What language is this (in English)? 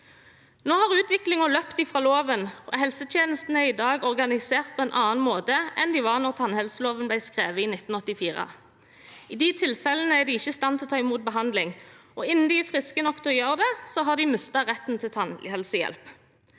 Norwegian